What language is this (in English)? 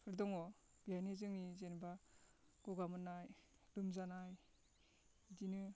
Bodo